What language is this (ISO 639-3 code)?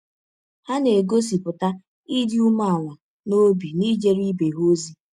ibo